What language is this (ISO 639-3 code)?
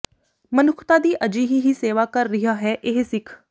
pan